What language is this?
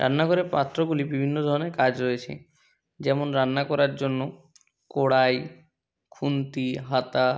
Bangla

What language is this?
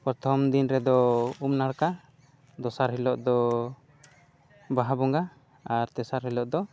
Santali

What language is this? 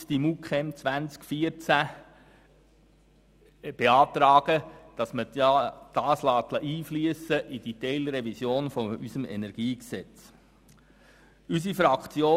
Swiss German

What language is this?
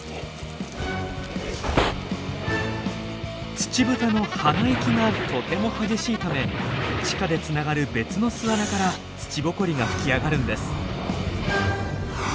Japanese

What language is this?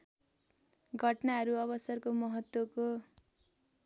Nepali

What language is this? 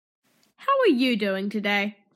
English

